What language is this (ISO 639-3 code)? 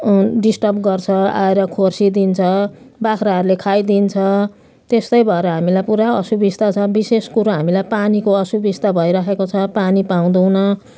nep